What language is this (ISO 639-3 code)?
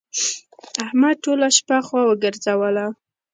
pus